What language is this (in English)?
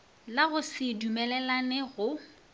Northern Sotho